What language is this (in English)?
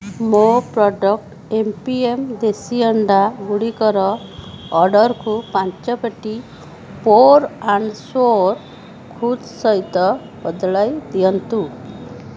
Odia